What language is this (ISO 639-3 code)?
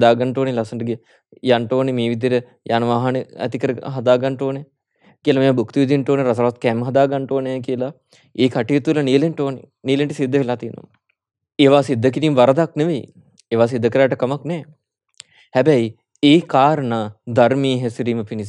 hin